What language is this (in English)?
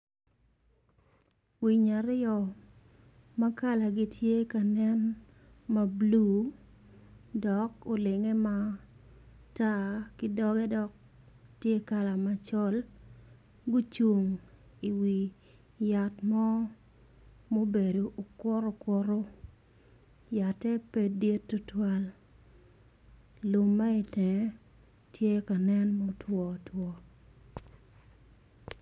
Acoli